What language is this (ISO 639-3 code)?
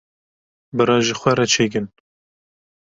kur